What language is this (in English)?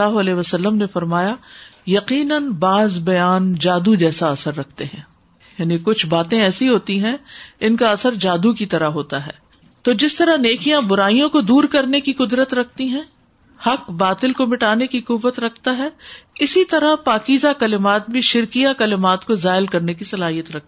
Urdu